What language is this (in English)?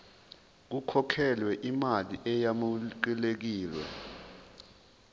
Zulu